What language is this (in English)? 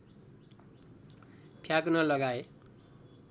Nepali